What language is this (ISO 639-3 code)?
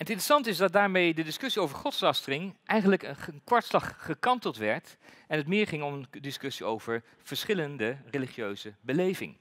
nld